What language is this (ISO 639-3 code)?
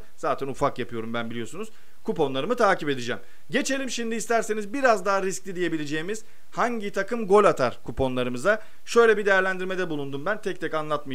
tur